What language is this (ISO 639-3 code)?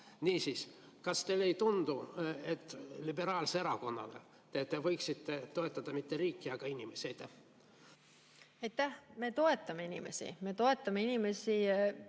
est